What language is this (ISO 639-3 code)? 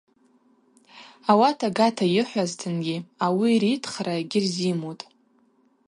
abq